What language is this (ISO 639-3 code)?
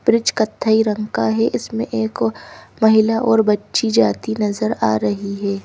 hin